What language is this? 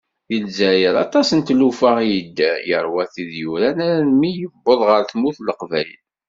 Kabyle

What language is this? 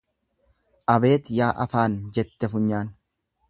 Oromo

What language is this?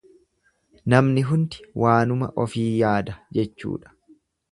Oromo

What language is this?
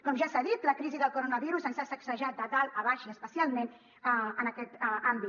Catalan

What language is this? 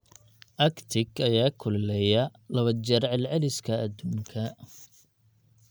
Somali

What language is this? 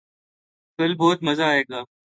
Urdu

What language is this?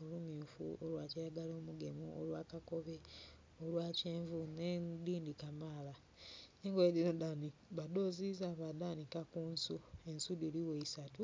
Soga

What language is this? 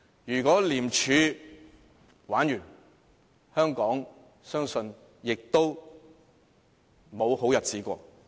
Cantonese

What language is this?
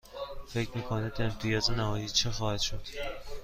Persian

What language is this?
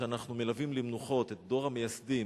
Hebrew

